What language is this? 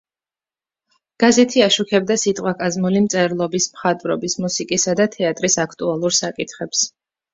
Georgian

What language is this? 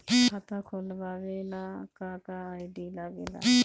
Bhojpuri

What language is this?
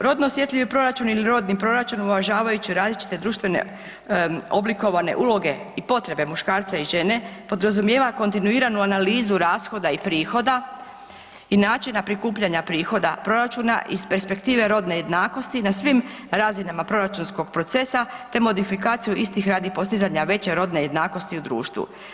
Croatian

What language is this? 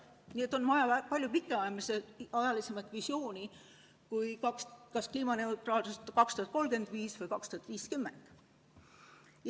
Estonian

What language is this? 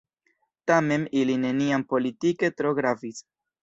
Esperanto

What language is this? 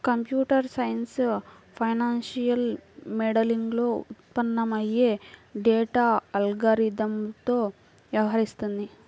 Telugu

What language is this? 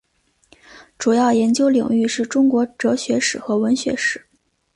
Chinese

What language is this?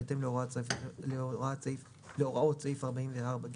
Hebrew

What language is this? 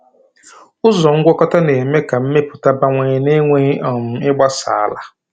Igbo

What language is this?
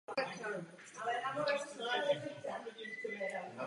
Czech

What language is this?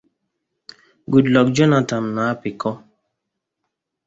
Igbo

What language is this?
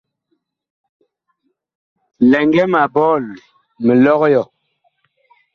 Bakoko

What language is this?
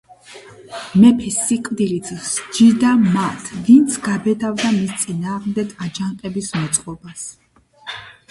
Georgian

